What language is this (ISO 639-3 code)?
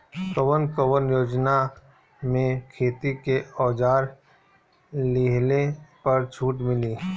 bho